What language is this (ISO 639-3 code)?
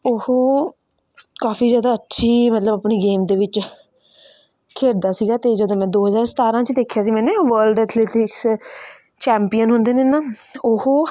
pan